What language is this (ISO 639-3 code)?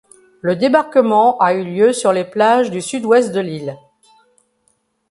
fra